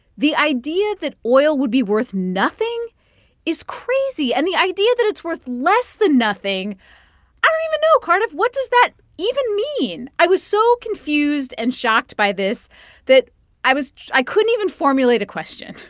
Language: English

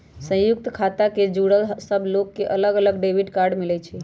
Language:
Magahi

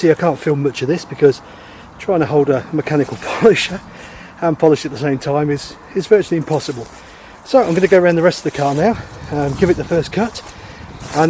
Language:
English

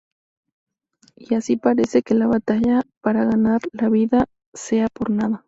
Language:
Spanish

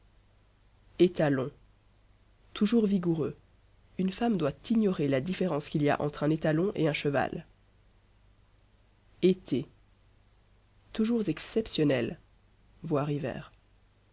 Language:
French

